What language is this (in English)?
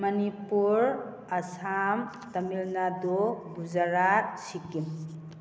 Manipuri